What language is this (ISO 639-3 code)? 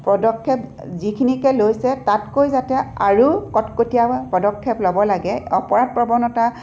asm